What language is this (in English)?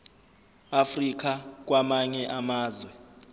Zulu